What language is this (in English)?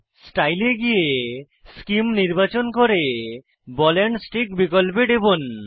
Bangla